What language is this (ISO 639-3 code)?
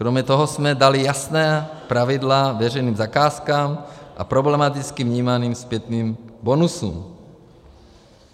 ces